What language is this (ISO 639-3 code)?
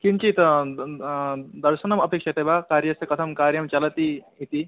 san